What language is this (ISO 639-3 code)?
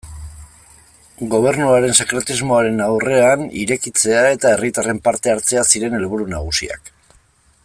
eus